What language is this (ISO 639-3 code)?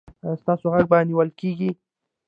pus